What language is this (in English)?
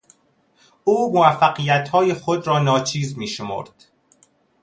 Persian